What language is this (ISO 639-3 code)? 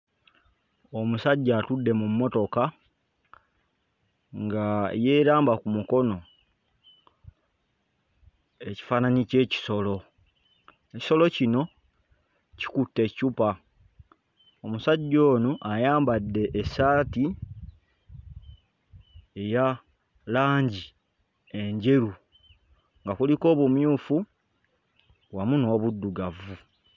lug